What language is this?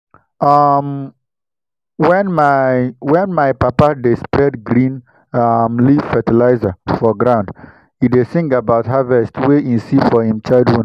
Nigerian Pidgin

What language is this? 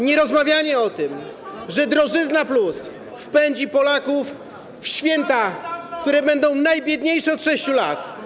Polish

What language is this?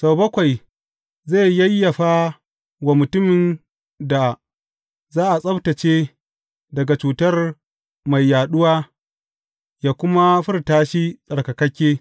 Hausa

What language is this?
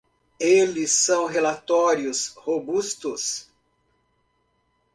Portuguese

